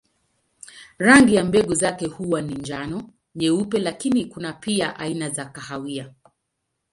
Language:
Swahili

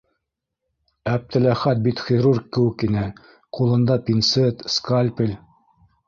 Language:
Bashkir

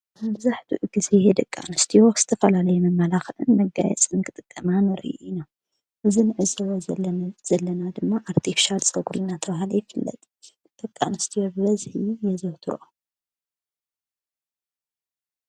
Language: Tigrinya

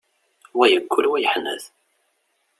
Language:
Kabyle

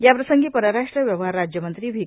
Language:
Marathi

